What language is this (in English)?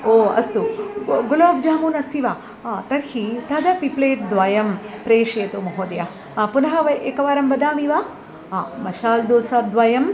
Sanskrit